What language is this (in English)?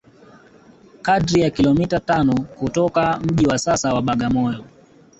Swahili